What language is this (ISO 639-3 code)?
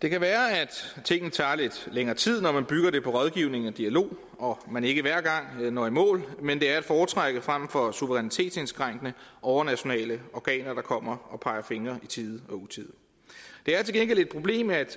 dan